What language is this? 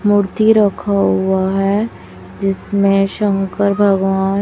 Hindi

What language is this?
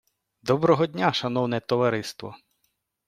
Ukrainian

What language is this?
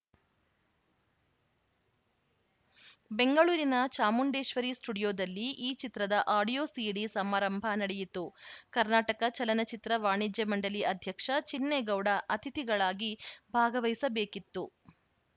Kannada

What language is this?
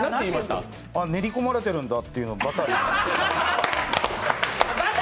Japanese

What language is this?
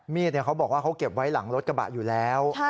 Thai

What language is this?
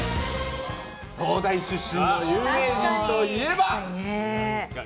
Japanese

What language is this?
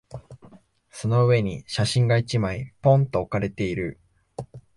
Japanese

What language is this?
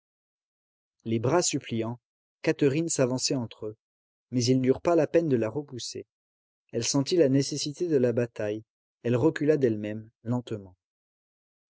French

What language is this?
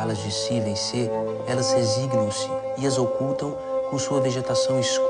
Portuguese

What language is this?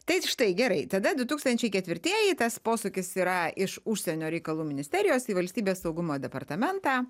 Lithuanian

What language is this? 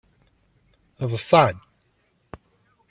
Kabyle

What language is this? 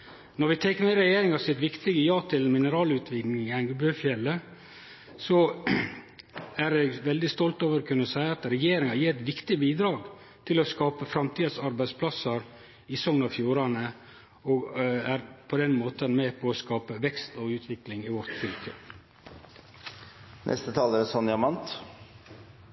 Norwegian Nynorsk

